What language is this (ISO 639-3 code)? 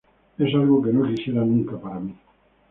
spa